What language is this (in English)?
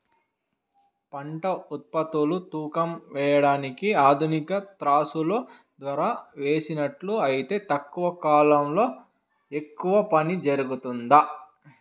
Telugu